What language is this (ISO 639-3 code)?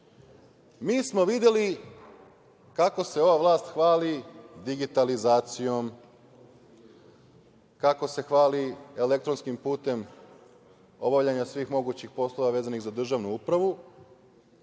srp